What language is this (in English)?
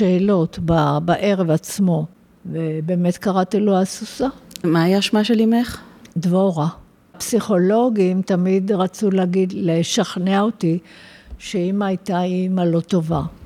Hebrew